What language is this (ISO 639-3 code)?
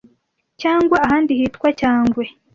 kin